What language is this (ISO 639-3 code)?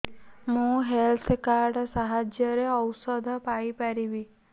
ori